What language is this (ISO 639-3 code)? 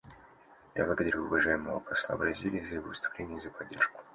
rus